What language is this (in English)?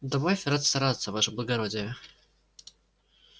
Russian